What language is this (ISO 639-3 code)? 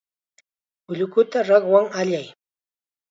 qxa